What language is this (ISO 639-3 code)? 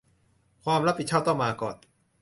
tha